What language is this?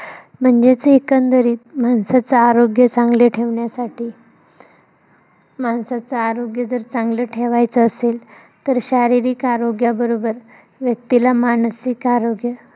Marathi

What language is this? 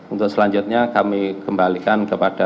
Indonesian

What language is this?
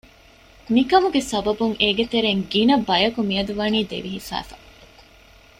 Divehi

